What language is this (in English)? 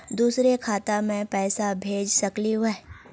Magahi